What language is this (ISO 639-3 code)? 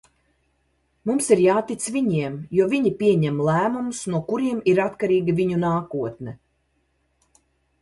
lav